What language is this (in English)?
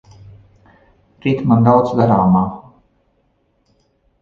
Latvian